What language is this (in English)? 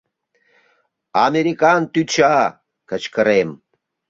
Mari